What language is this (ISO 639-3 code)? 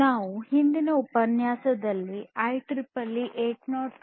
kan